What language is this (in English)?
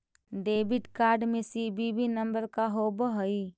Magahi